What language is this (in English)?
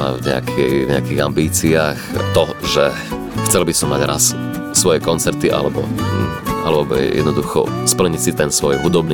Slovak